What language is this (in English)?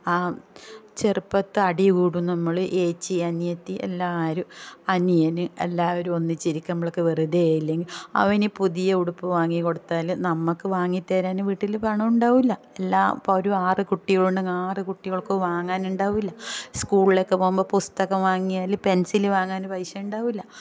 Malayalam